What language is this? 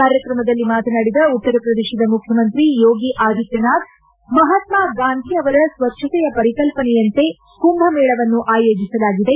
Kannada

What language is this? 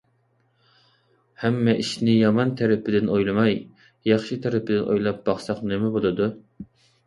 Uyghur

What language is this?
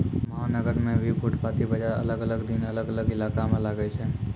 Maithili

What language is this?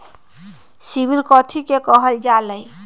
Magahi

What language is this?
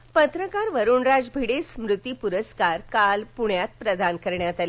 Marathi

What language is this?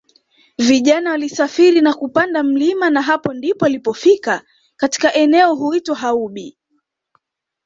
Swahili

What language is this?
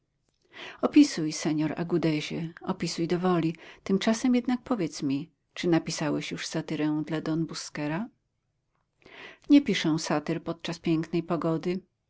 Polish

